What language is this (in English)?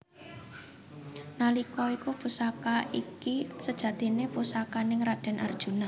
Javanese